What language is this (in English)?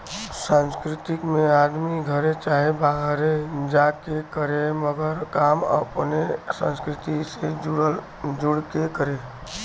Bhojpuri